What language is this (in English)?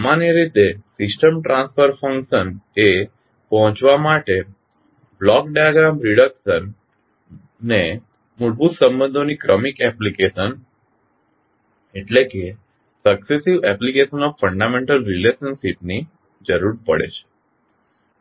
Gujarati